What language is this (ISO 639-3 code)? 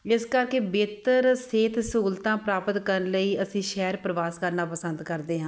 pan